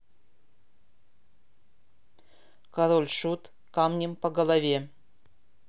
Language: Russian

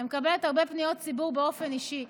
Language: Hebrew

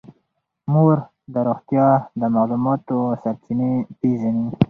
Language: Pashto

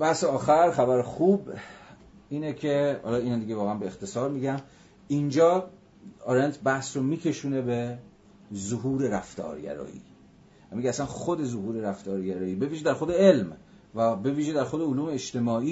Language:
Persian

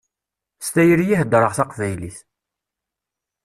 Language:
Kabyle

